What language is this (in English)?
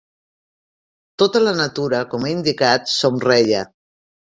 Catalan